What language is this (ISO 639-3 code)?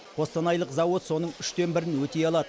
kaz